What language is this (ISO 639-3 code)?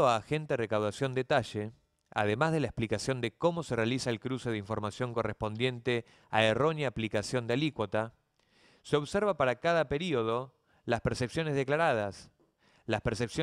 spa